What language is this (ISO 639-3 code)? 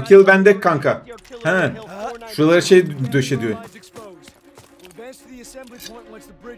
tur